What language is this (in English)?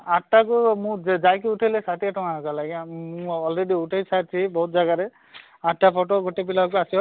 Odia